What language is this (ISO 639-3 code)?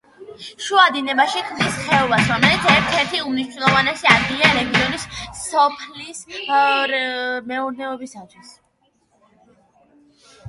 kat